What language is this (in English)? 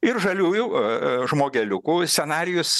Lithuanian